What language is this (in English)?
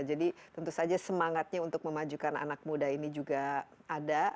Indonesian